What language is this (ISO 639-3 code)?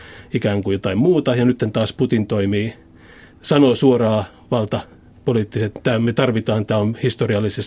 fin